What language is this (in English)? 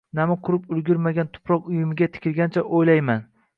Uzbek